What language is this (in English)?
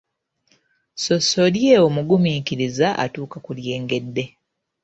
Ganda